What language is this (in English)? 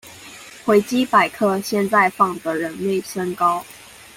Chinese